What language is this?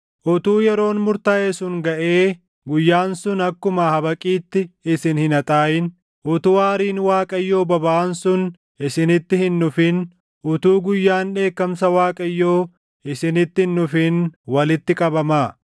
Oromo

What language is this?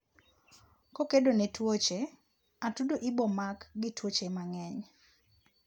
Luo (Kenya and Tanzania)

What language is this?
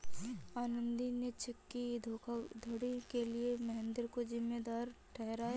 Hindi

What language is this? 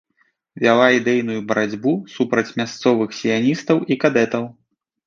Belarusian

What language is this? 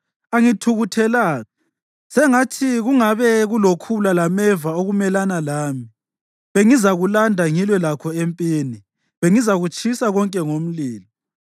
North Ndebele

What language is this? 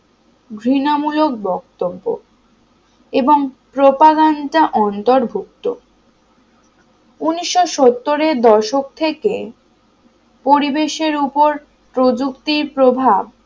Bangla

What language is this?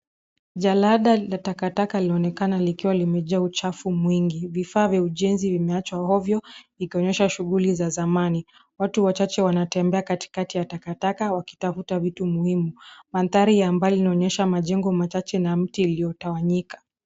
Swahili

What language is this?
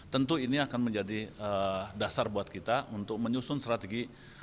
Indonesian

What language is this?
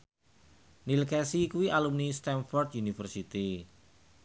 Javanese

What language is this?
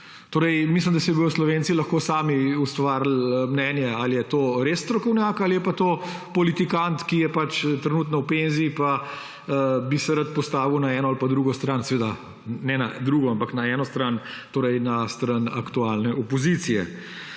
Slovenian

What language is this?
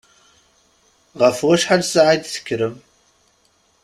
Kabyle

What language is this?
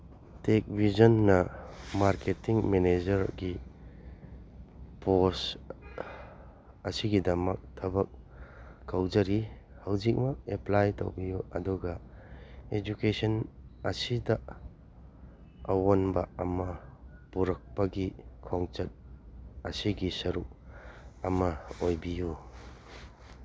Manipuri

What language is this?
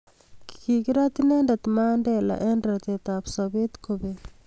Kalenjin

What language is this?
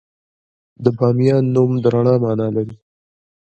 Pashto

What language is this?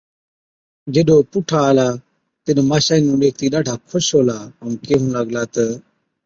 Od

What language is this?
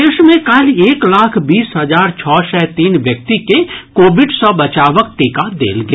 Maithili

